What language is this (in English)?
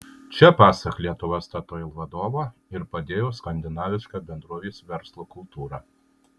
Lithuanian